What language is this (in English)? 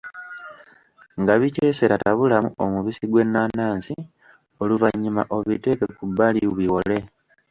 Ganda